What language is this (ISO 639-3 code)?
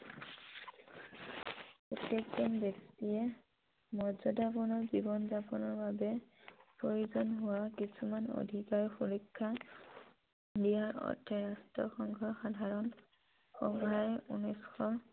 asm